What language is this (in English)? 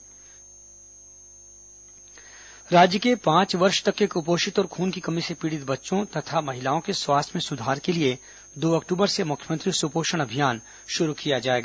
Hindi